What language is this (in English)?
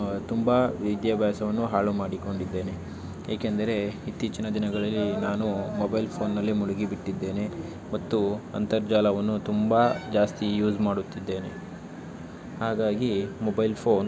Kannada